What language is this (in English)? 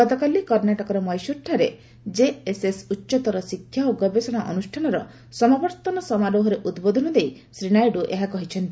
Odia